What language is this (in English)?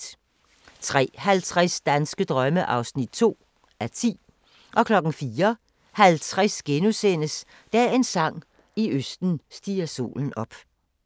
Danish